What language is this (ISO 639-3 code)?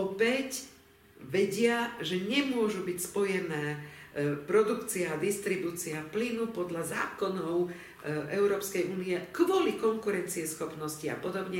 slk